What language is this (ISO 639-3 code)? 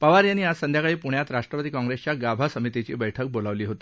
mar